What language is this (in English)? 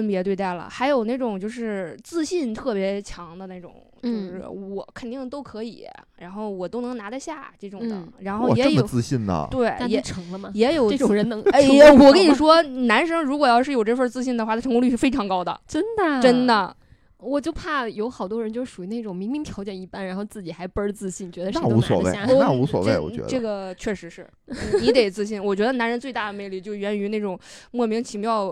Chinese